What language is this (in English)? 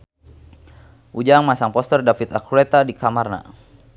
Sundanese